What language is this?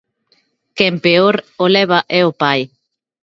Galician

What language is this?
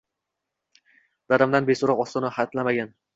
Uzbek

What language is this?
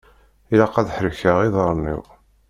Kabyle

